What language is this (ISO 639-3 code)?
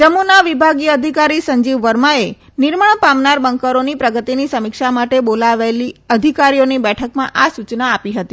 guj